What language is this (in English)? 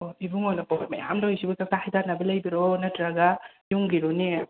Manipuri